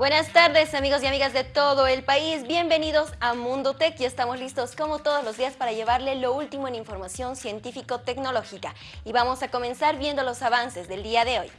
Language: Spanish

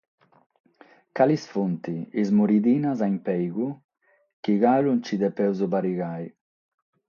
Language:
Sardinian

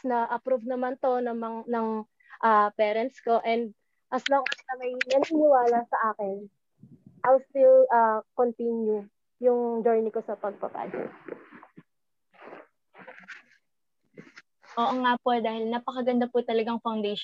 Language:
Filipino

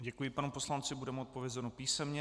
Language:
Czech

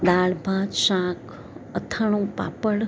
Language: Gujarati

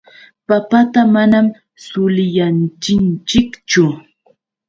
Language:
Yauyos Quechua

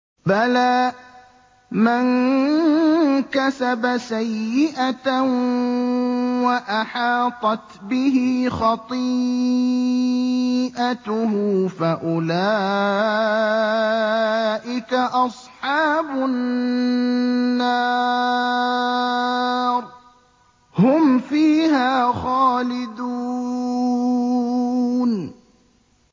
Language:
Arabic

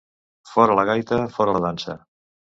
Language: Catalan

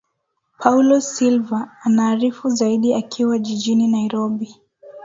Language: Swahili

